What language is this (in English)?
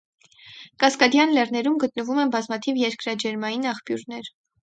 Armenian